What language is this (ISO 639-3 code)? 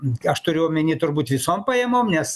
lit